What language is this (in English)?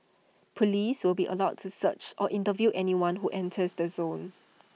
English